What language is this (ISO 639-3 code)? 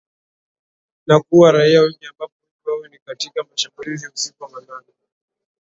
swa